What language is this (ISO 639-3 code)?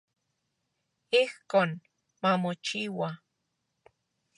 ncx